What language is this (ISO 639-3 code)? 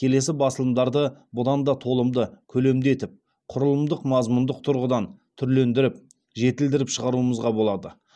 kaz